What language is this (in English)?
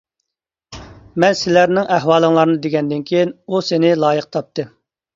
Uyghur